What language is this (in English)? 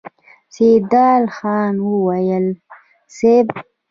Pashto